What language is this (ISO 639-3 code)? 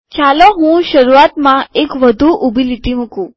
guj